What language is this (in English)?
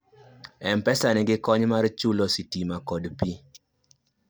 Luo (Kenya and Tanzania)